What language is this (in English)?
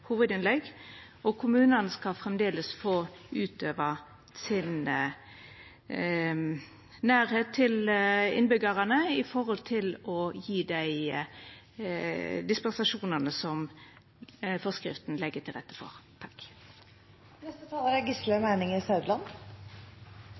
Norwegian Nynorsk